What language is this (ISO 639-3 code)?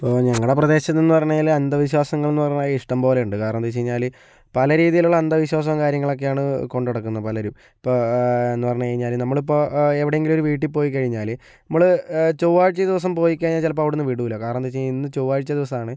mal